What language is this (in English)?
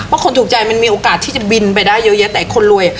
Thai